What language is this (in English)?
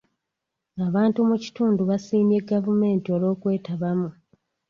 Ganda